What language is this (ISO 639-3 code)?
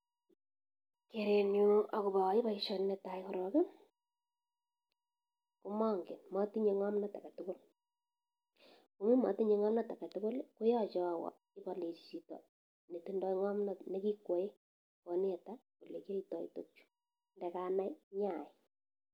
kln